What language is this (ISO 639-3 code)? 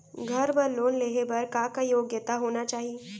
hne